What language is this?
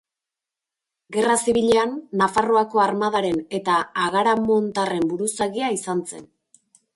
Basque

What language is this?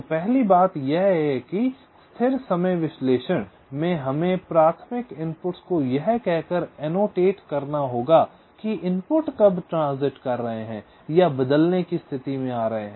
Hindi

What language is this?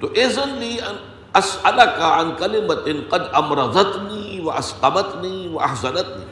Urdu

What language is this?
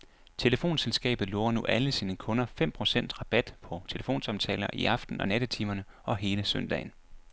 Danish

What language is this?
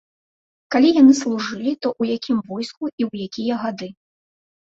Belarusian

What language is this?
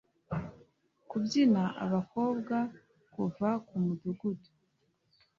Kinyarwanda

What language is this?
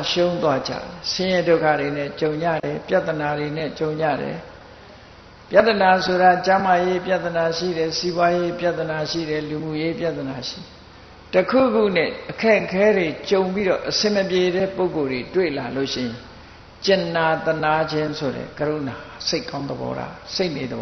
Thai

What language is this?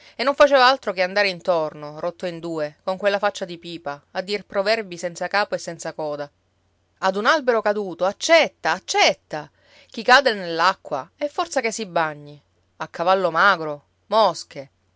Italian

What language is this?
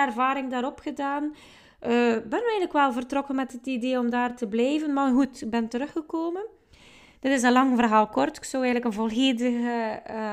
Dutch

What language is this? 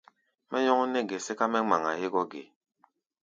Gbaya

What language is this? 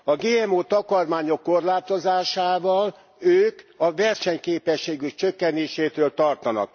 Hungarian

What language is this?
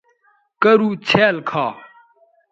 Bateri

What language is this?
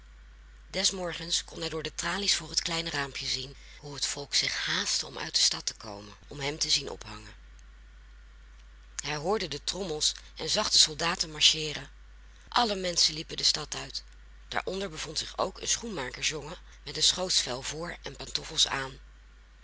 Dutch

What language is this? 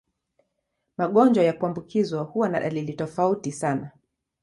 Swahili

